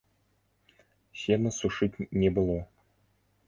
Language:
Belarusian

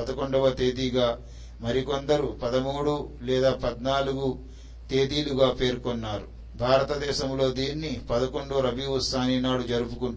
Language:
Telugu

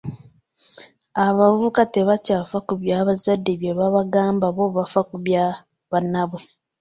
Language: Ganda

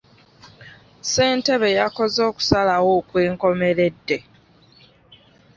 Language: Ganda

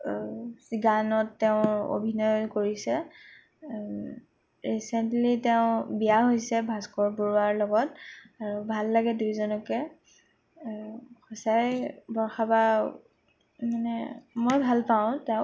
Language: Assamese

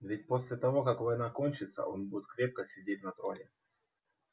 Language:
Russian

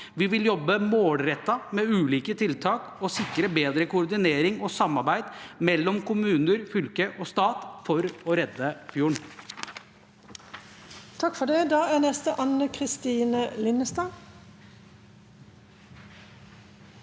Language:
Norwegian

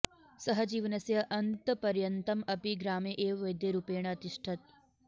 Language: Sanskrit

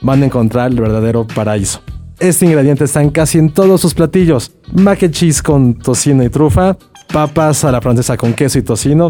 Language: Spanish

